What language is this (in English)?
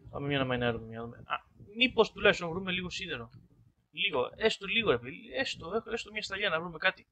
Greek